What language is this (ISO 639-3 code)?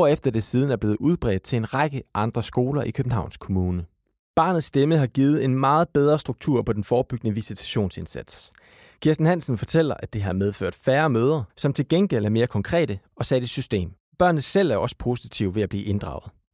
dan